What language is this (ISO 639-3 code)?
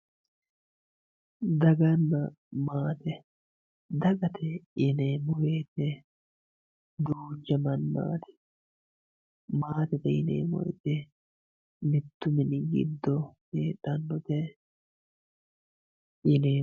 sid